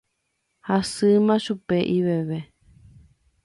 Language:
Guarani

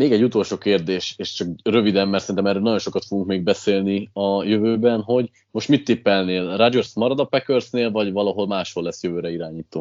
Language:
Hungarian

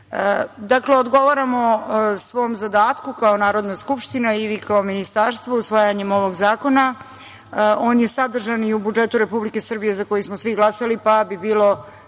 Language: Serbian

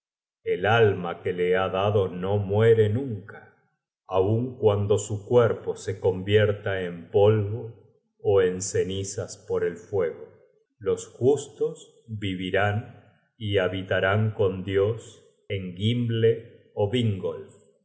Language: Spanish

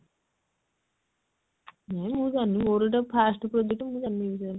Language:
Odia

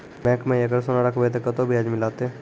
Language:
Maithili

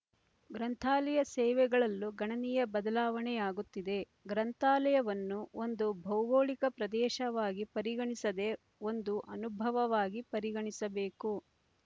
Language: Kannada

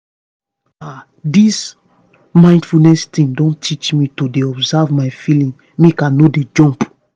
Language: Nigerian Pidgin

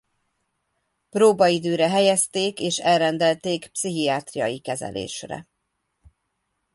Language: Hungarian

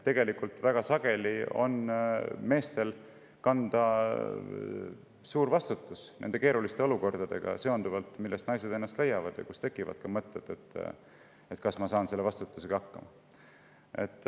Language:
Estonian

